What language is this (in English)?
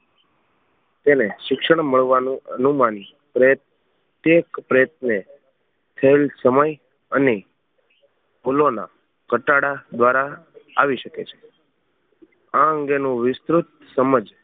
Gujarati